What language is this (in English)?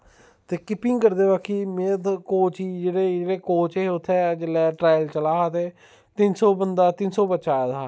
Dogri